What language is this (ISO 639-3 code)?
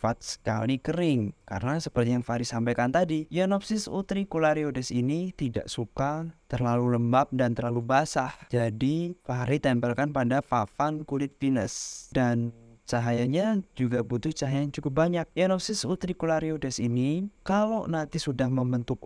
ind